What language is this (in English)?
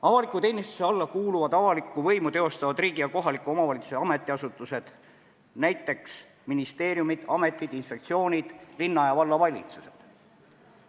Estonian